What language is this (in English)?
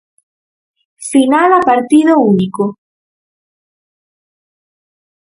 Galician